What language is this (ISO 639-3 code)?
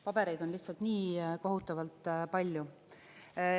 est